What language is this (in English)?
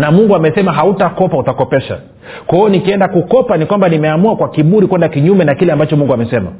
Swahili